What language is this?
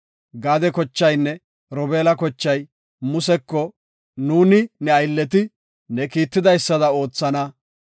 Gofa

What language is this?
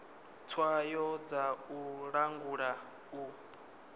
Venda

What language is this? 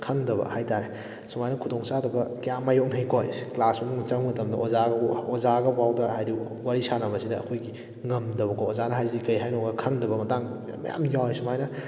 Manipuri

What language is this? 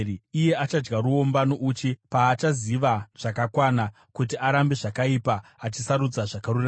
Shona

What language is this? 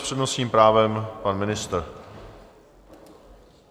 Czech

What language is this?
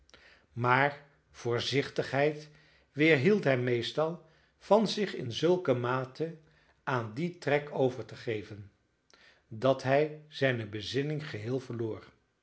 Dutch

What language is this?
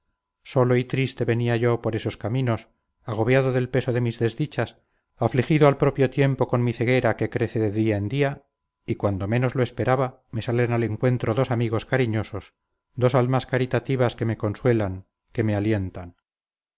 Spanish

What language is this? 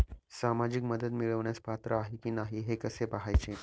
Marathi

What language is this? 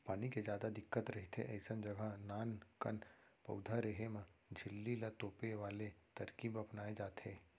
Chhattisgarhi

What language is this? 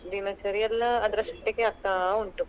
Kannada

